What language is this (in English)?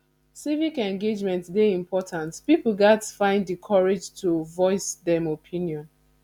Nigerian Pidgin